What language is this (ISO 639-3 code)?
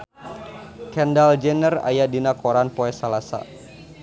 sun